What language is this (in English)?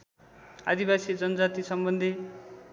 Nepali